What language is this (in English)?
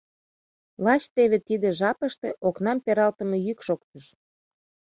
Mari